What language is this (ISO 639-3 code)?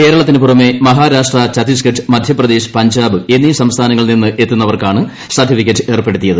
mal